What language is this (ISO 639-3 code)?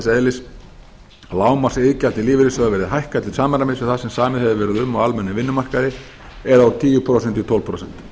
isl